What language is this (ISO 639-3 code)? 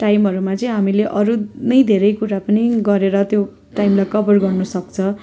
nep